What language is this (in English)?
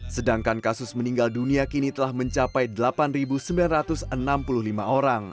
Indonesian